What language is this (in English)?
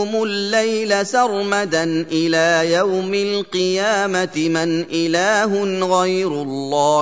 Arabic